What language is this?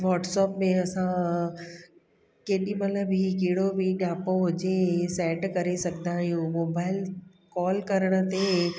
Sindhi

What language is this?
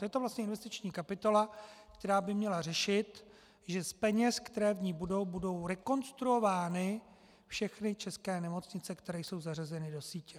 Czech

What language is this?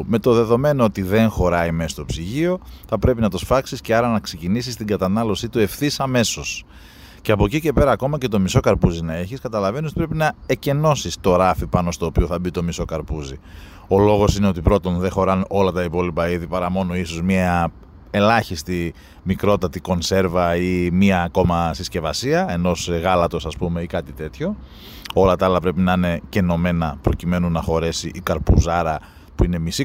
Greek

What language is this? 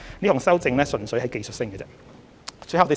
Cantonese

